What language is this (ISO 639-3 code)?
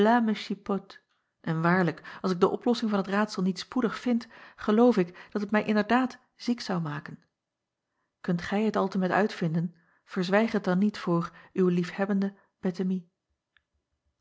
nld